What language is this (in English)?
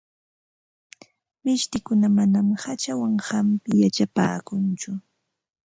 Ambo-Pasco Quechua